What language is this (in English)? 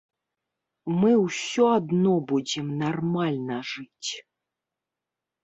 Belarusian